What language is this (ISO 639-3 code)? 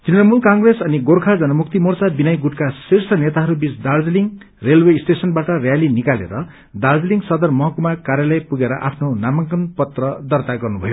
nep